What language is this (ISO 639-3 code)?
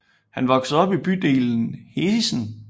dan